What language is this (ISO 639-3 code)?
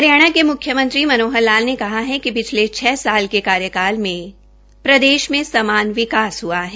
hin